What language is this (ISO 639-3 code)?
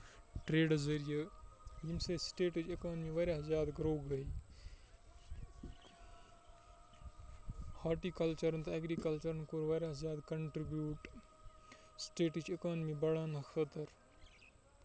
kas